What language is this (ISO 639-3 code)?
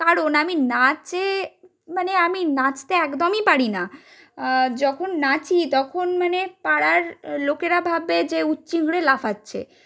ben